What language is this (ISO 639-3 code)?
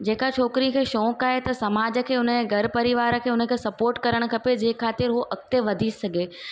snd